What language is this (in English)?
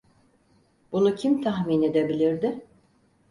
Turkish